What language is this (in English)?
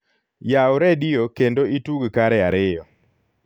Luo (Kenya and Tanzania)